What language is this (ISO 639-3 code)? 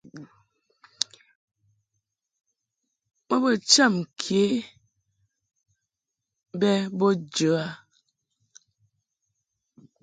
mhk